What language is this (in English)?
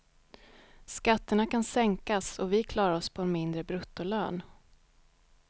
Swedish